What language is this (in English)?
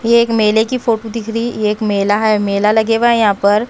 Hindi